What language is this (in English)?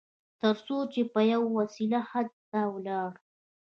Pashto